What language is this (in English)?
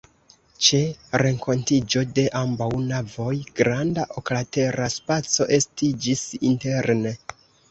Esperanto